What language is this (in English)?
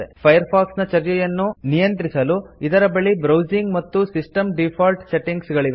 Kannada